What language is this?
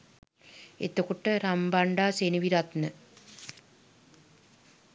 Sinhala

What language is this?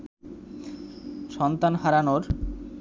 Bangla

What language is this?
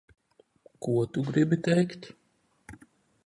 Latvian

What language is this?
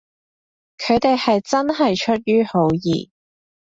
Cantonese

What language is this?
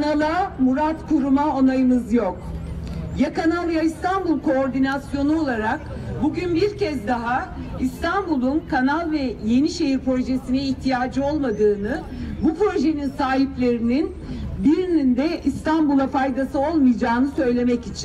Turkish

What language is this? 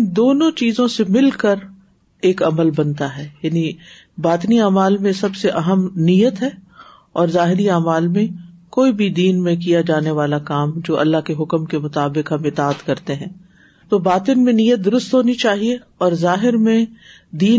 Urdu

